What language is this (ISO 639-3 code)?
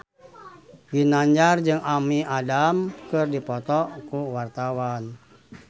sun